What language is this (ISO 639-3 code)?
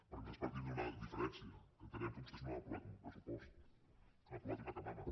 cat